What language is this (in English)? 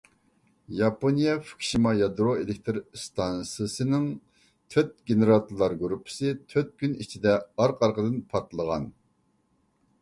Uyghur